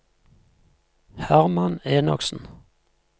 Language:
Norwegian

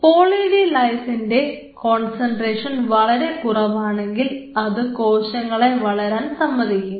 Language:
Malayalam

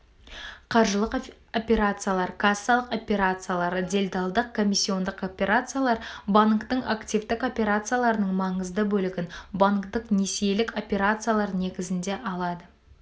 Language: Kazakh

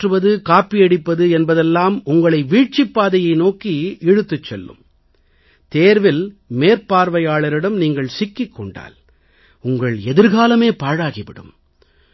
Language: Tamil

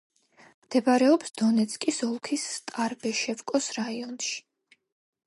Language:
Georgian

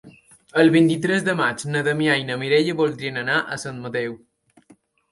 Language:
Catalan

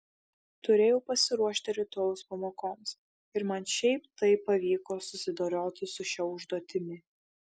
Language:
Lithuanian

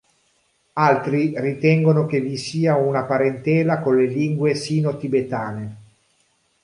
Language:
Italian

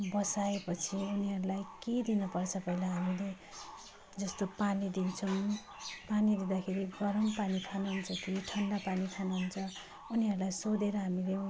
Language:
Nepali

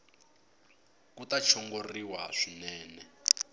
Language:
Tsonga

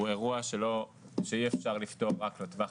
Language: Hebrew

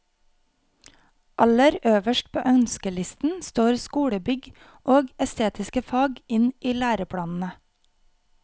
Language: Norwegian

